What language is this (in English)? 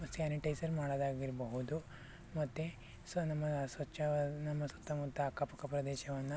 Kannada